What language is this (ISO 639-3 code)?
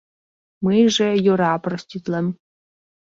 chm